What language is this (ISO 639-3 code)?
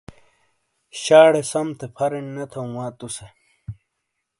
scl